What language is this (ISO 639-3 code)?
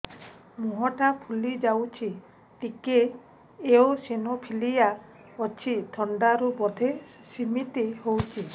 ori